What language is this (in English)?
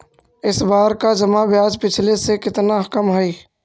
Magahi